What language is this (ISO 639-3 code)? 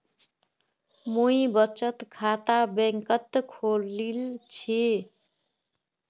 mag